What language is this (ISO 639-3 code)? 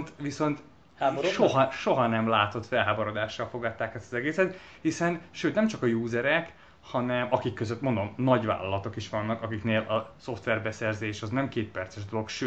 hun